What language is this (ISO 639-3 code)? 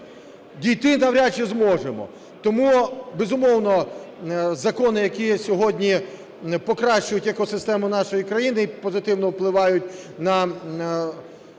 ukr